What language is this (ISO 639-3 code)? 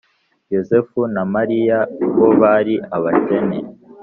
kin